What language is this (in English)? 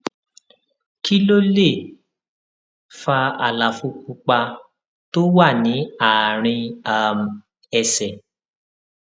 Yoruba